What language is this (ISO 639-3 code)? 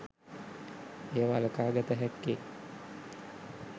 sin